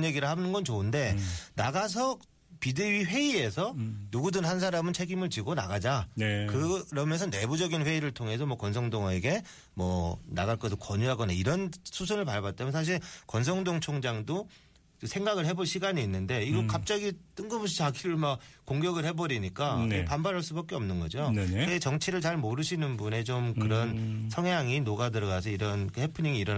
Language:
Korean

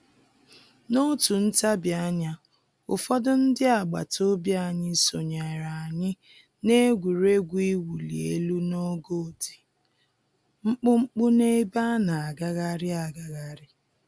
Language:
Igbo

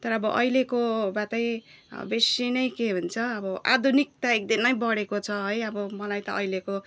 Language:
Nepali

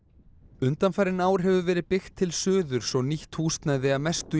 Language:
Icelandic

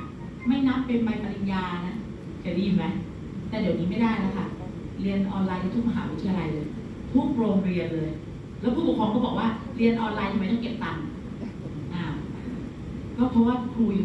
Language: Thai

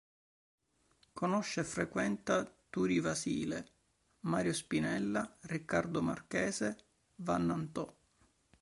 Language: Italian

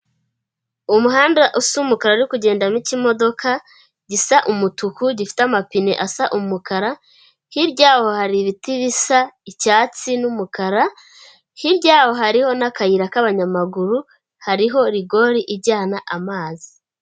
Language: Kinyarwanda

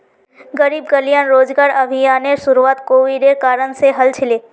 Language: Magahi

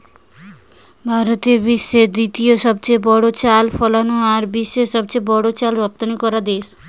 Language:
Bangla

